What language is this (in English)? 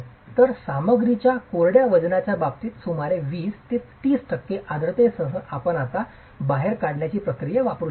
Marathi